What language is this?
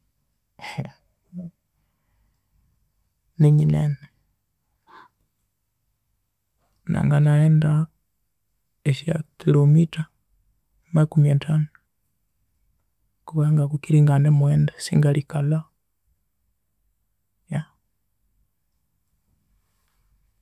Konzo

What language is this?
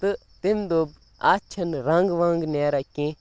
Kashmiri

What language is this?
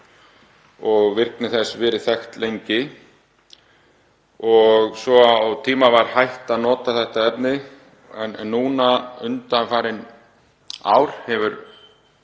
Icelandic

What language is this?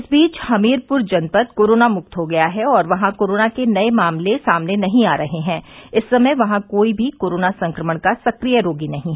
Hindi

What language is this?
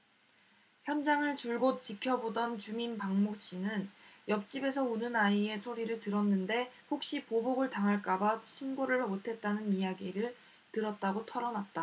Korean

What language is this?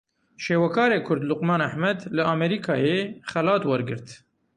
Kurdish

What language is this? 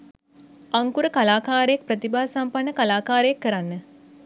Sinhala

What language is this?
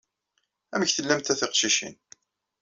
Kabyle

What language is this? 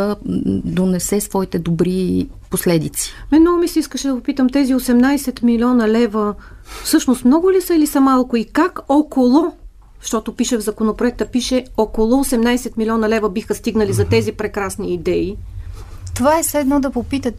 Bulgarian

